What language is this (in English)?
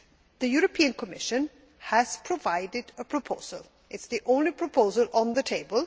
English